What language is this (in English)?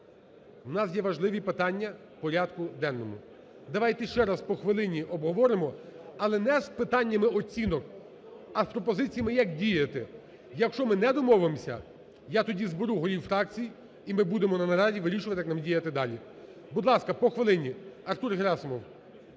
Ukrainian